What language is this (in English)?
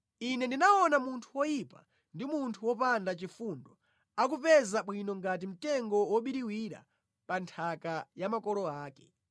Nyanja